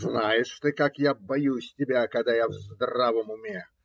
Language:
Russian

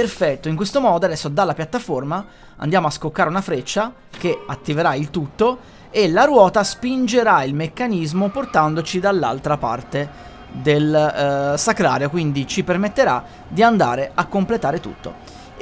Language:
Italian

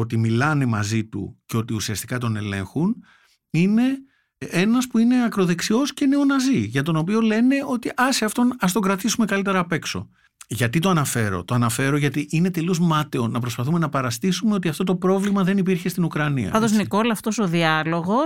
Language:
Greek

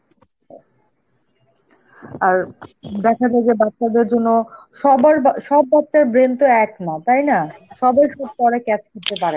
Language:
Bangla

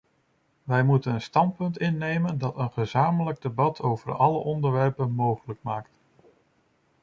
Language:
Dutch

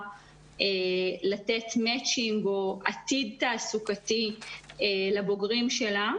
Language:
Hebrew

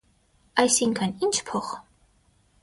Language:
Armenian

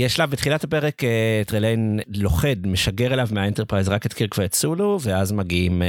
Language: Hebrew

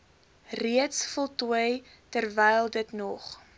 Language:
Afrikaans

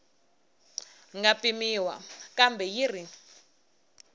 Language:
Tsonga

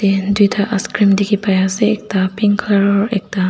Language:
Naga Pidgin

